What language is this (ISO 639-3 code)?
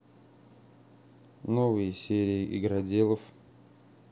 rus